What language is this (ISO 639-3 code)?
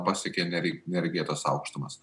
lit